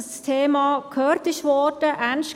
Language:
Swiss German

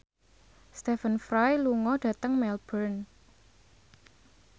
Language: Javanese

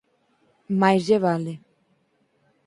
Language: Galician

